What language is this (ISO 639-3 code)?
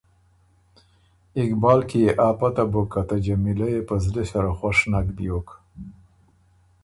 oru